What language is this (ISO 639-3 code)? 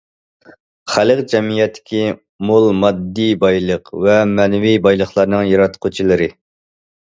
uig